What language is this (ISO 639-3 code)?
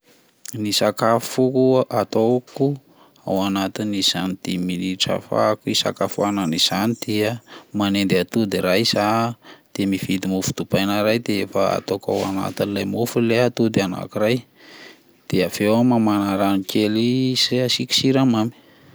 mlg